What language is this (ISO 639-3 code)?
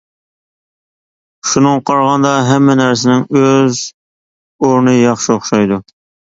uig